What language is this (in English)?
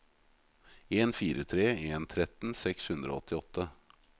Norwegian